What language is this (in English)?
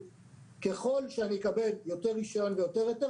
Hebrew